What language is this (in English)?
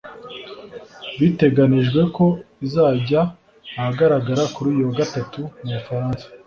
Kinyarwanda